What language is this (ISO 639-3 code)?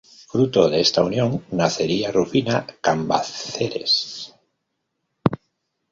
spa